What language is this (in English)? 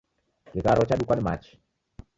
Taita